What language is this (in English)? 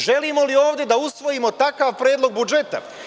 Serbian